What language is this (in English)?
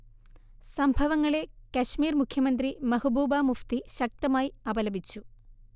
Malayalam